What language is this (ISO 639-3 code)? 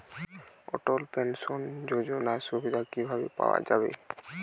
ben